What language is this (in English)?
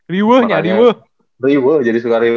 Indonesian